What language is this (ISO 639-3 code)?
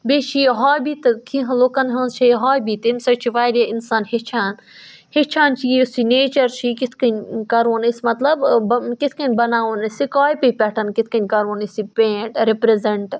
kas